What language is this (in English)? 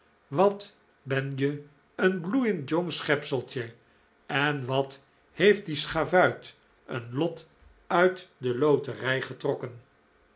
Dutch